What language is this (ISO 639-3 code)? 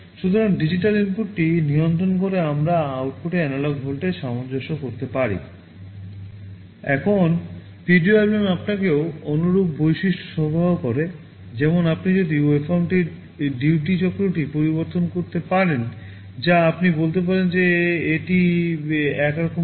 ben